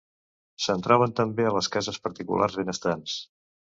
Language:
Catalan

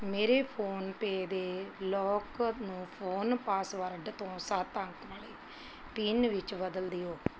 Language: Punjabi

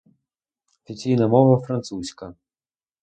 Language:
Ukrainian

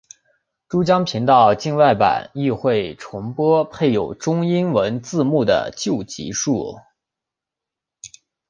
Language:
Chinese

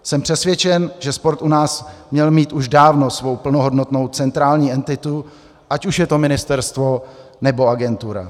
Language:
Czech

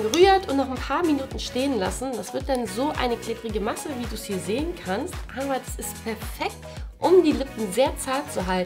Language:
German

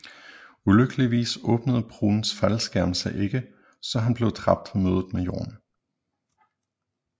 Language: Danish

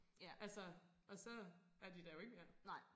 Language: Danish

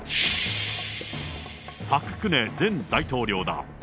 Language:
Japanese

